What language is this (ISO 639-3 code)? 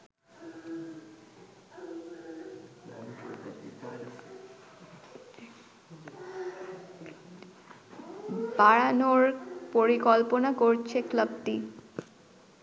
ben